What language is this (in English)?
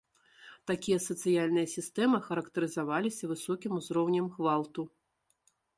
Belarusian